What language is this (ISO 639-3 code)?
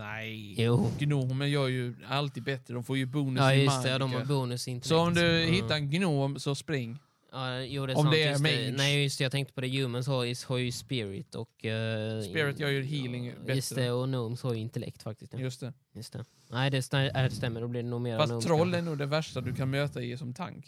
swe